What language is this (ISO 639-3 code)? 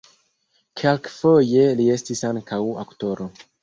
epo